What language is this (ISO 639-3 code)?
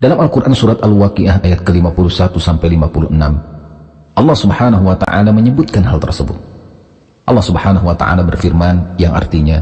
ind